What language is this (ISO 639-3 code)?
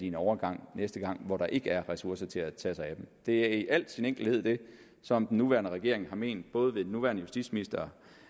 dan